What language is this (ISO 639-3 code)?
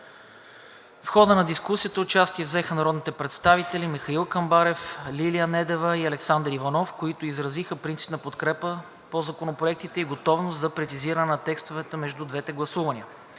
bul